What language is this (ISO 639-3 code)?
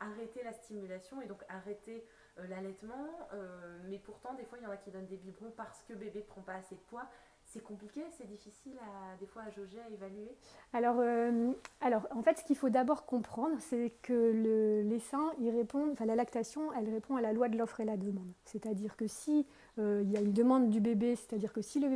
fra